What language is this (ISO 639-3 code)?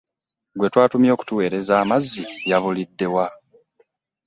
lug